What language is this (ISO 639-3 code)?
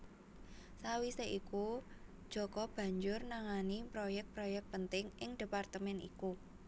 jav